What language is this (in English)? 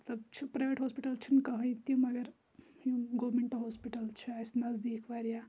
Kashmiri